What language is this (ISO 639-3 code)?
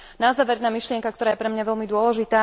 slk